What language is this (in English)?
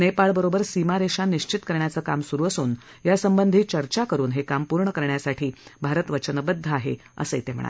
Marathi